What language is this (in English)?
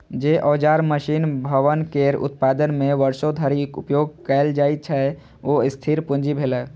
Maithili